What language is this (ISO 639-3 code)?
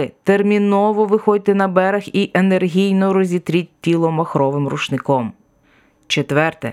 ukr